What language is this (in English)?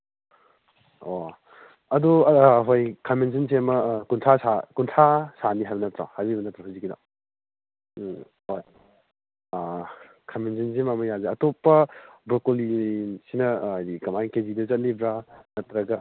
Manipuri